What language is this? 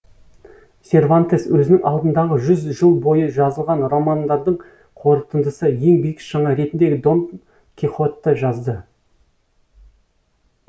Kazakh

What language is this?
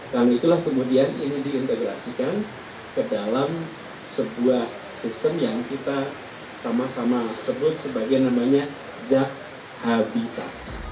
Indonesian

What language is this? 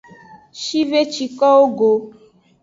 Aja (Benin)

